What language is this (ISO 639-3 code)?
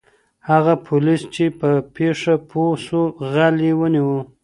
pus